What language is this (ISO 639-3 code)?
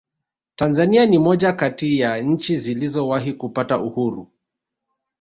swa